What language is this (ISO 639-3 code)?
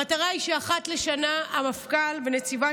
heb